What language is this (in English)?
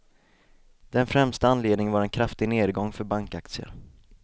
Swedish